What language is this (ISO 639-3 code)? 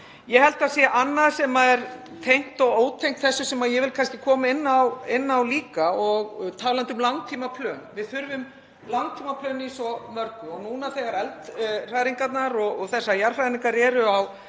isl